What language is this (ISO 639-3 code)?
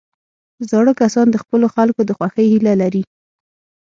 pus